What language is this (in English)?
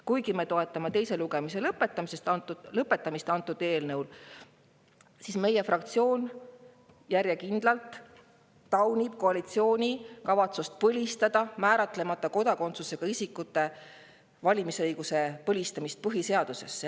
Estonian